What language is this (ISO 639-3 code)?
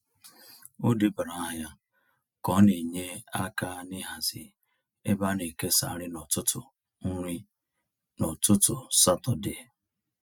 ibo